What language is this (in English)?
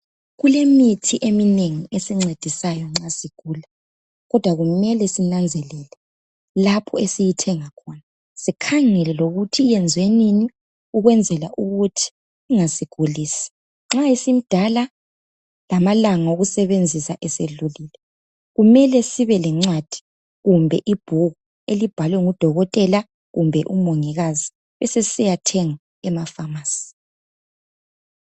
North Ndebele